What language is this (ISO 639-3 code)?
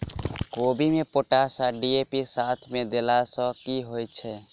mai